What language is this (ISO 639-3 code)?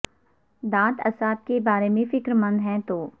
urd